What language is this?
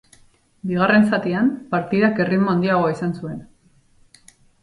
Basque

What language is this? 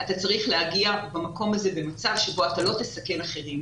Hebrew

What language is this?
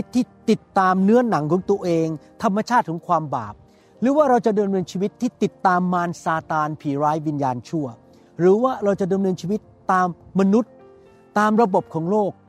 Thai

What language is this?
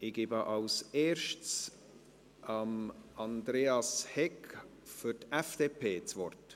Swiss German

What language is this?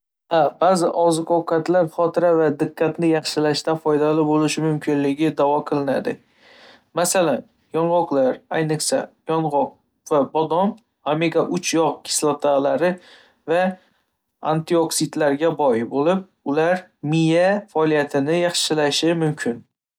Uzbek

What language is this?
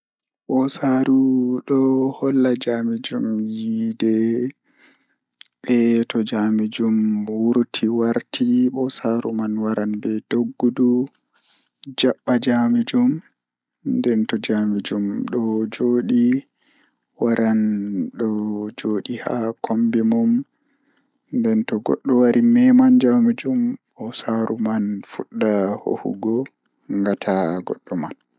Fula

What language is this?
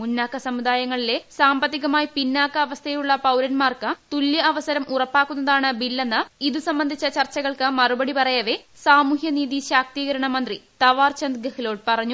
Malayalam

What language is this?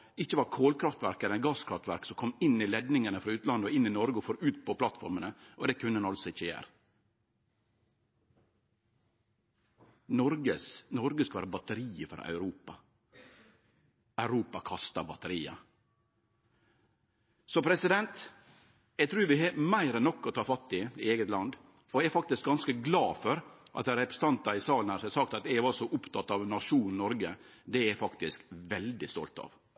Norwegian Nynorsk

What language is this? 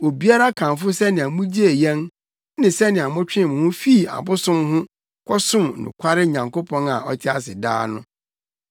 Akan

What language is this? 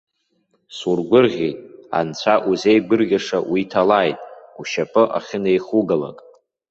Abkhazian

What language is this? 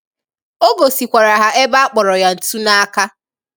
Igbo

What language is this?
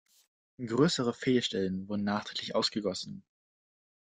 German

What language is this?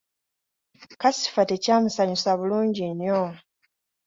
Ganda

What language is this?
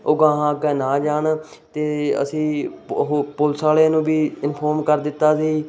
Punjabi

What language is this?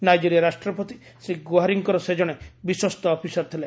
Odia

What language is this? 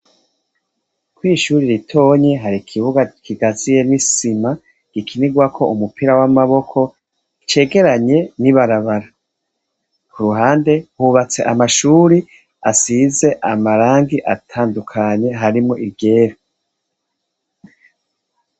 Rundi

